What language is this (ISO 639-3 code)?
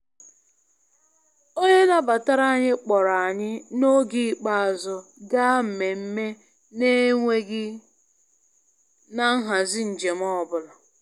ibo